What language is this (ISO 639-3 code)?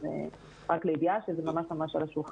heb